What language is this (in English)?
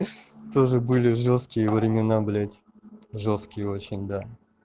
Russian